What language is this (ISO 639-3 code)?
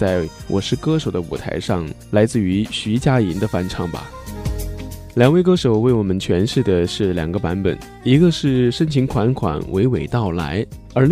zho